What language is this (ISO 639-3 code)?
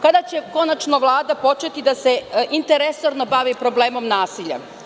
srp